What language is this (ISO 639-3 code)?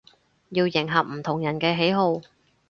yue